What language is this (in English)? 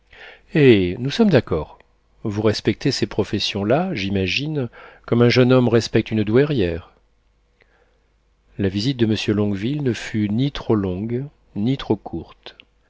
French